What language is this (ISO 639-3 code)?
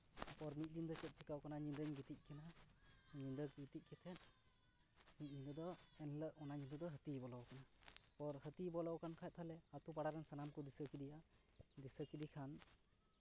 sat